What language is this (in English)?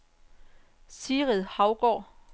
Danish